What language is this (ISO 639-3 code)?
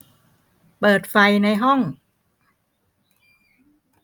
tha